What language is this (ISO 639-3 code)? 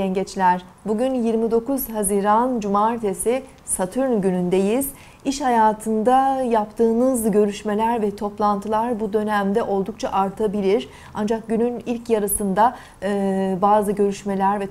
tur